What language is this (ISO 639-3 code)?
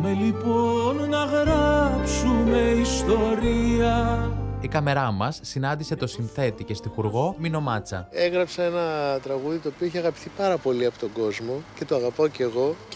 ell